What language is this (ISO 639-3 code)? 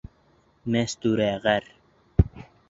bak